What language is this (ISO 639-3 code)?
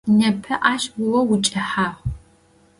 ady